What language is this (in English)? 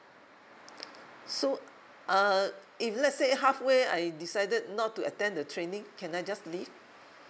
English